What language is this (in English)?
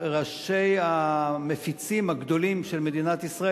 Hebrew